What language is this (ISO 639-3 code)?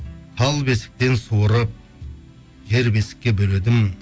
kaz